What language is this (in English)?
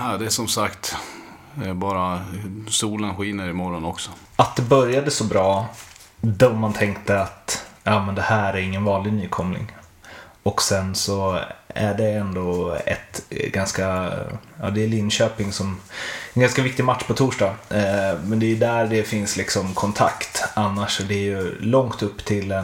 Swedish